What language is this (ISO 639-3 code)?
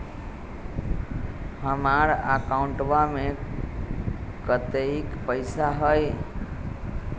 mag